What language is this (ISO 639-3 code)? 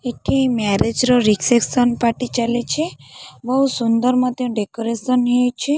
ori